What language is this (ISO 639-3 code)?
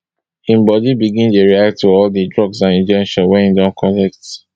pcm